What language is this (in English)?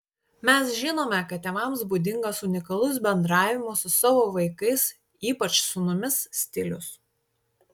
Lithuanian